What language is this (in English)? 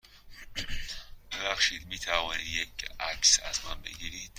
Persian